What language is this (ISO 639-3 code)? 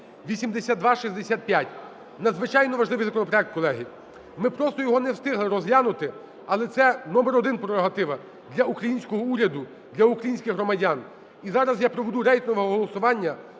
ukr